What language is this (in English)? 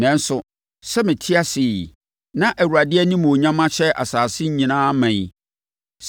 Akan